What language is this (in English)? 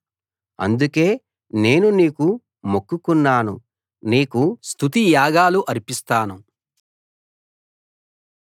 Telugu